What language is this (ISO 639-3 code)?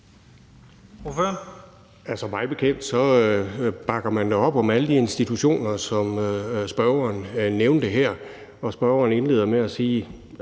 dan